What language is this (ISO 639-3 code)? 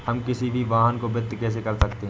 hin